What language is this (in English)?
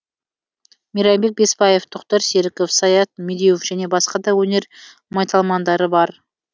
Kazakh